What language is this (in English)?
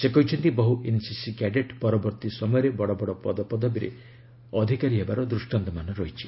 Odia